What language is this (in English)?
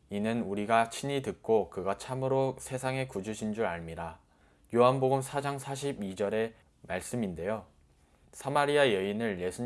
Korean